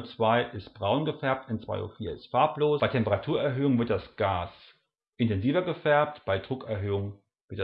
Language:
German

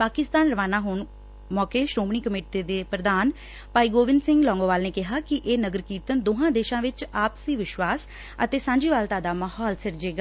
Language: Punjabi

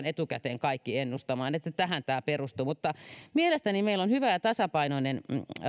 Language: Finnish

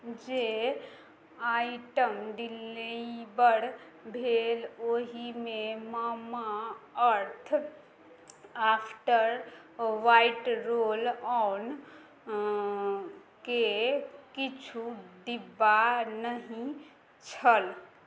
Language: Maithili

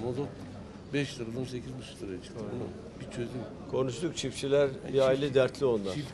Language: Turkish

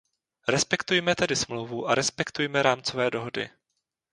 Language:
Czech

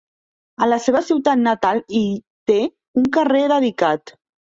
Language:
Catalan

